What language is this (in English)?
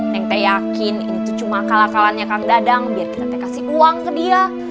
Indonesian